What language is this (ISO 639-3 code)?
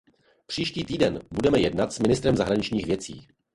ces